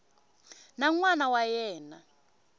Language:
Tsonga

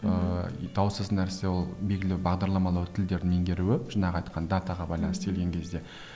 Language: Kazakh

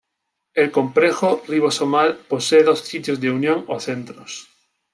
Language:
Spanish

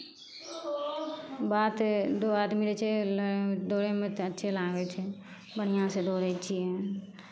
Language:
Maithili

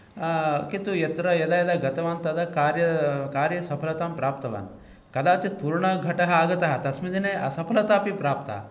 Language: Sanskrit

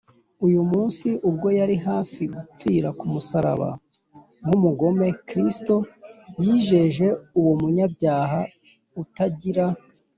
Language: Kinyarwanda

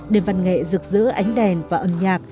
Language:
Vietnamese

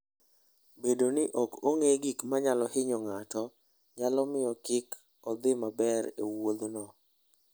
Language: Luo (Kenya and Tanzania)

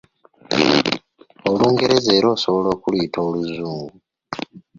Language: Ganda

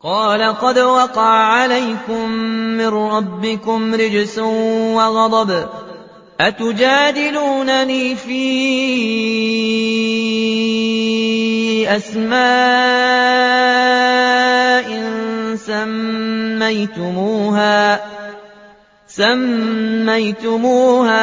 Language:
Arabic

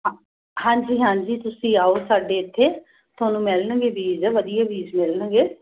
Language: Punjabi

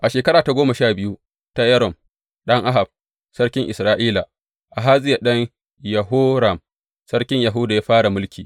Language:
Hausa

